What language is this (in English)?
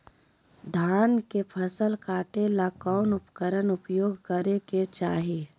Magahi